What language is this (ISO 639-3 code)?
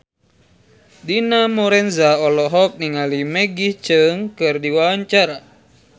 sun